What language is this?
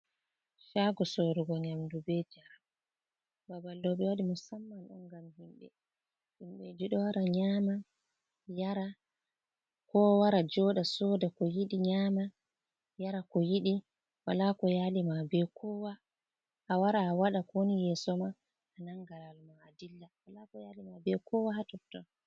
Fula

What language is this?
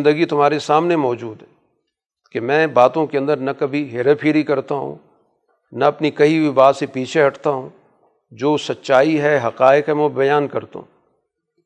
Urdu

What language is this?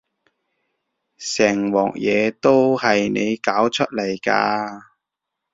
Cantonese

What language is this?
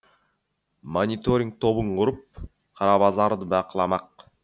Kazakh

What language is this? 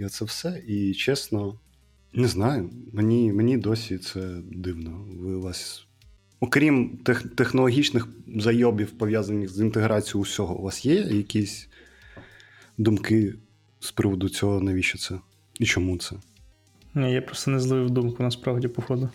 Ukrainian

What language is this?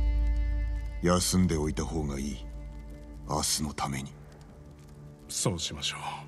Japanese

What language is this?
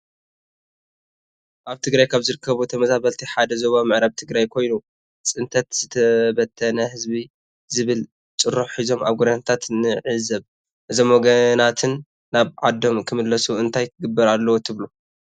Tigrinya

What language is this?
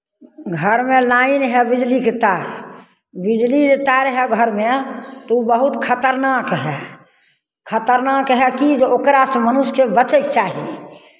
Maithili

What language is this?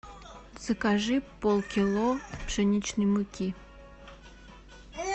Russian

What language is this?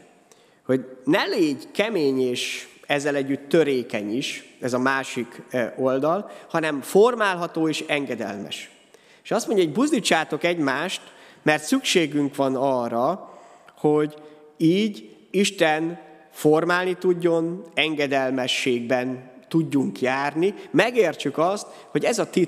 Hungarian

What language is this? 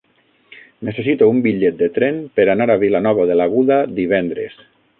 Catalan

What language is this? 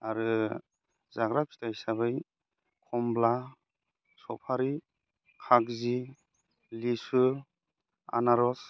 Bodo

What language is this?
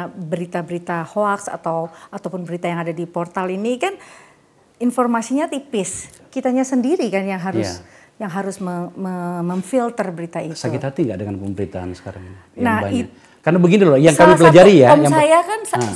Indonesian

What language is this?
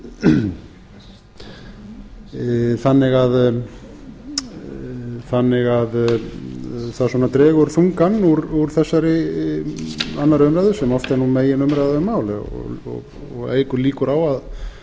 Icelandic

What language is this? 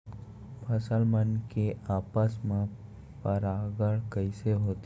Chhattisgarhi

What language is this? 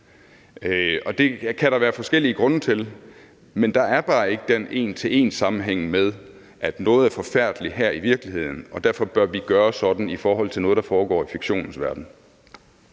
Danish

